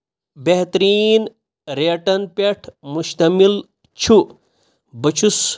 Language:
Kashmiri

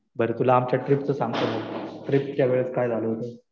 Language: Marathi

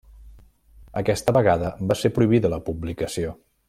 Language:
Catalan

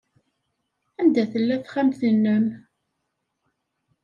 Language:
Kabyle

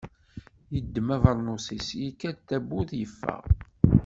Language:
Kabyle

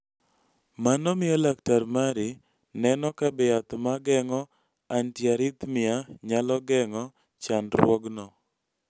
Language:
Luo (Kenya and Tanzania)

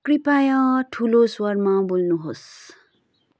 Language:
Nepali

